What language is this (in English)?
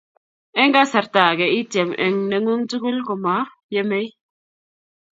Kalenjin